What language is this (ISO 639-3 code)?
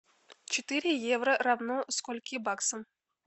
rus